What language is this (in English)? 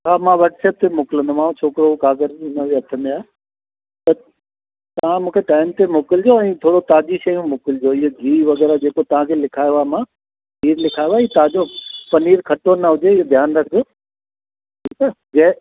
Sindhi